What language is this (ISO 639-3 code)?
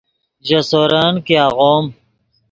ydg